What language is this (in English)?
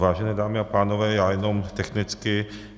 Czech